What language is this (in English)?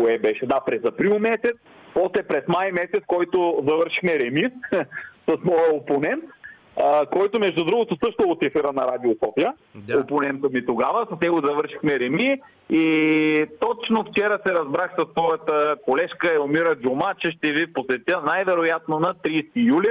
Bulgarian